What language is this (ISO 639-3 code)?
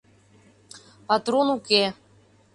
chm